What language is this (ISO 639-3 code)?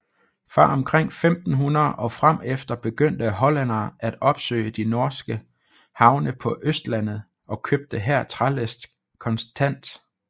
dan